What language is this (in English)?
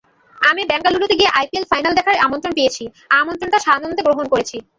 Bangla